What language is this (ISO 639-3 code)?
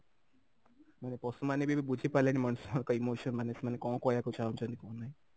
ori